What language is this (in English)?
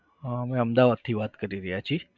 Gujarati